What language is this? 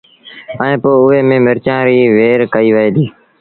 Sindhi Bhil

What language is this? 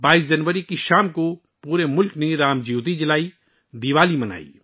Urdu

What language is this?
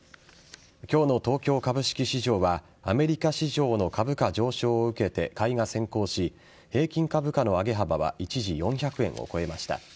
Japanese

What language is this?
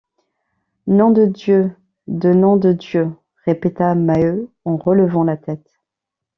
French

